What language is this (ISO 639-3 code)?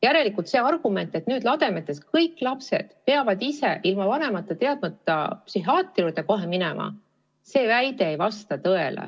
est